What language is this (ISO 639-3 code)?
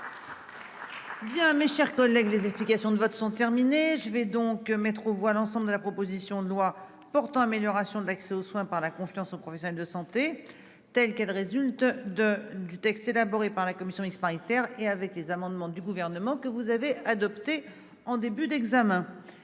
fra